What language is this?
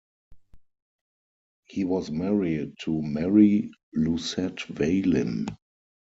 English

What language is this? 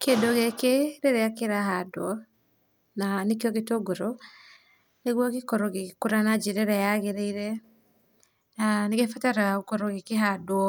Kikuyu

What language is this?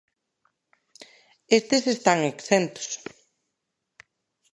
Galician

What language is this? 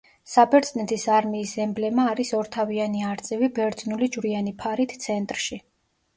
Georgian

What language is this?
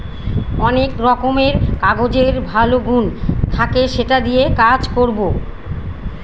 Bangla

